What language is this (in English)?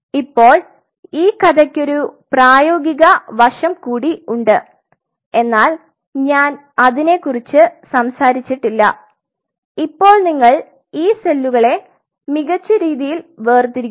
Malayalam